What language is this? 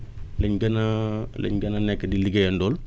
Wolof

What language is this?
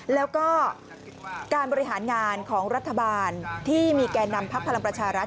Thai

